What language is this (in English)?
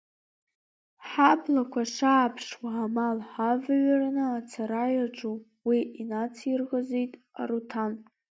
Abkhazian